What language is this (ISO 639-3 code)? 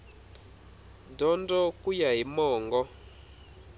tso